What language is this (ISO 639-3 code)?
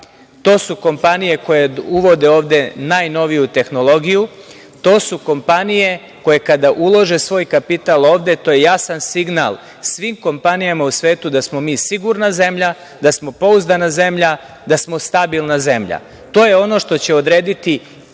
srp